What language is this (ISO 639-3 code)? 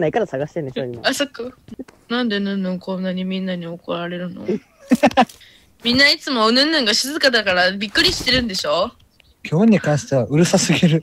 jpn